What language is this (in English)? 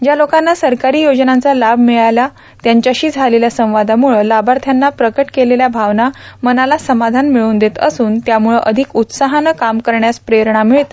Marathi